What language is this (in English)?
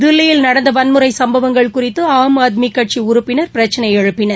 Tamil